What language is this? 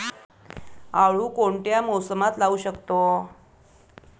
Marathi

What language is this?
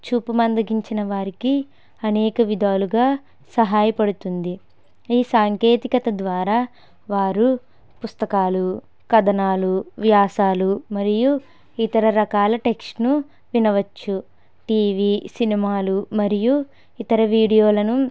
Telugu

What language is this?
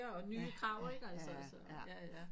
Danish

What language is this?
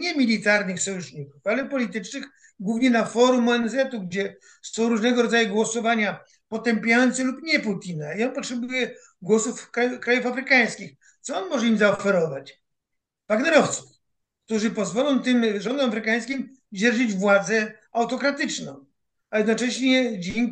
Polish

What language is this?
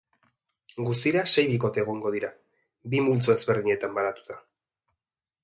Basque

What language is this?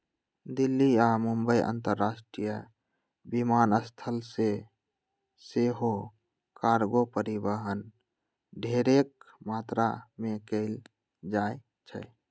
Magahi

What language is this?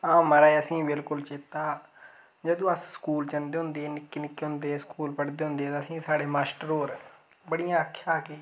Dogri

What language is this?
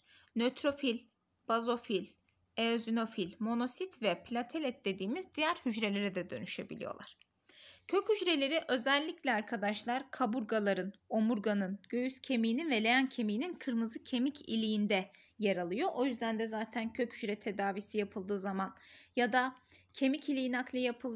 Turkish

